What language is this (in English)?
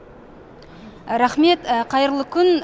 Kazakh